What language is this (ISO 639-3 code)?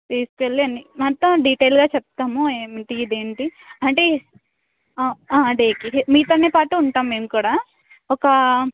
tel